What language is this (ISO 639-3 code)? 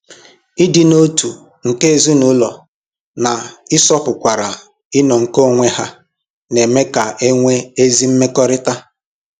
ibo